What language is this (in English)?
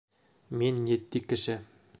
Bashkir